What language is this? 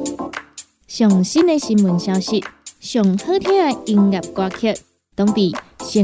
Chinese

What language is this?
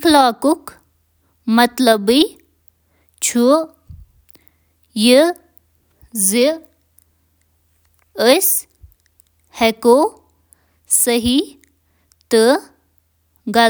Kashmiri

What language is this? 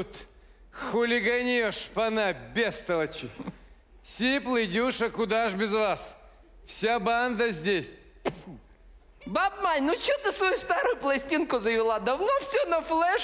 Russian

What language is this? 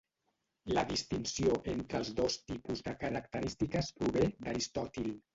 Catalan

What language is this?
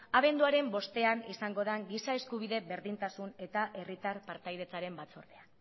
Basque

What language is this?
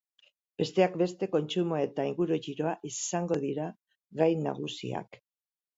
Basque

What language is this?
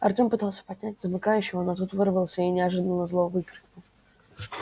Russian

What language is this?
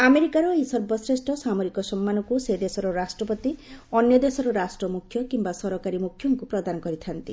Odia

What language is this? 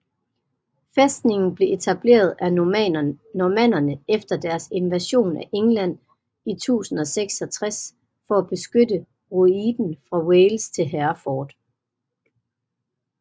Danish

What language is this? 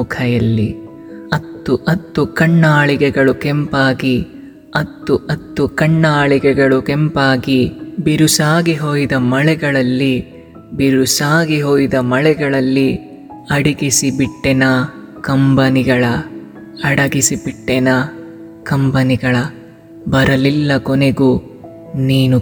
Kannada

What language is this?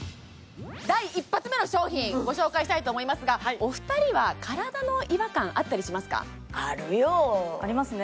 Japanese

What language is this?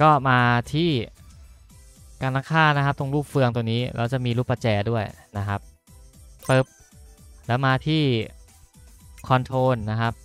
Thai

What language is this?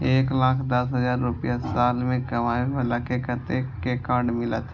Maithili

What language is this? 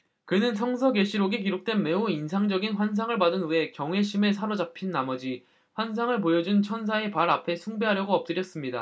Korean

